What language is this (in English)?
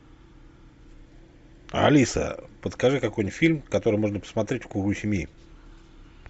Russian